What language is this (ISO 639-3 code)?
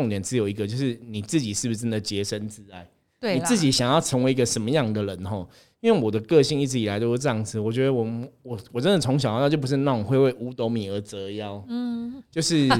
zho